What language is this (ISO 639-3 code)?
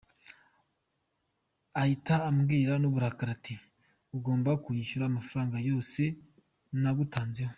kin